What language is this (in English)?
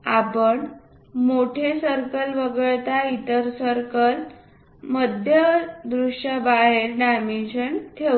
Marathi